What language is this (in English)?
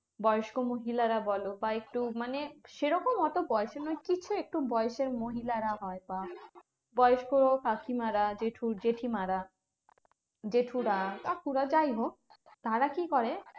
Bangla